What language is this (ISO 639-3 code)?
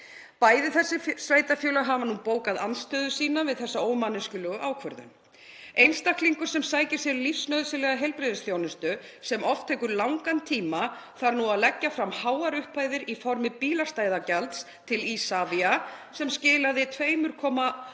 isl